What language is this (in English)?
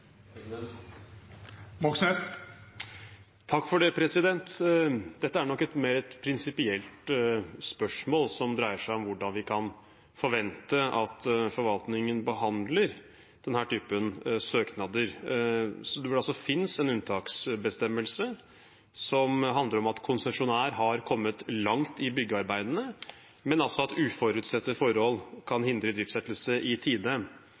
Norwegian Bokmål